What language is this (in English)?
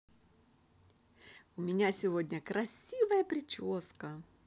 Russian